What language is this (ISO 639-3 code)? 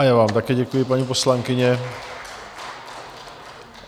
ces